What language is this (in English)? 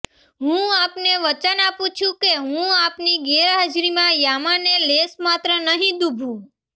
Gujarati